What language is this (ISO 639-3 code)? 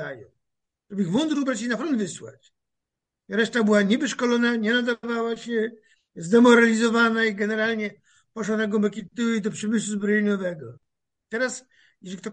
pol